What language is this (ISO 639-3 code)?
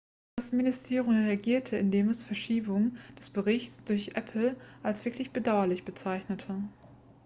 deu